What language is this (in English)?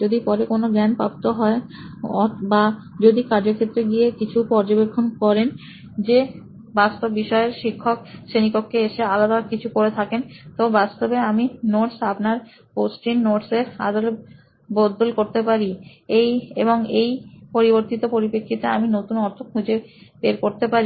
Bangla